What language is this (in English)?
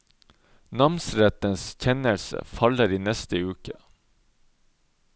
Norwegian